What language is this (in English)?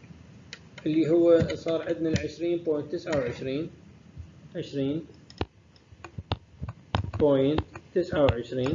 Arabic